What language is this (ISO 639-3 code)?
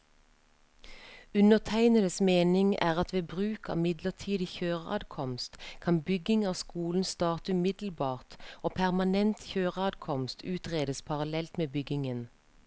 nor